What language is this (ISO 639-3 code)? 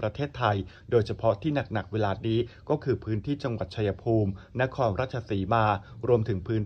tha